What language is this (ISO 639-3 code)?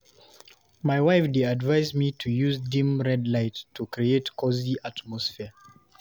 pcm